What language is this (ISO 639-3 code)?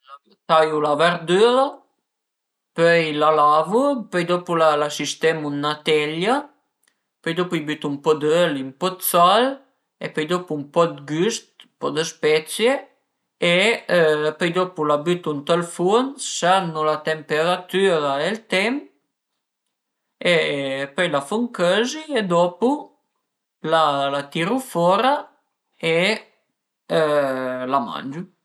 pms